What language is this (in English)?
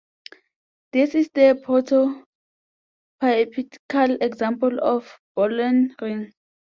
English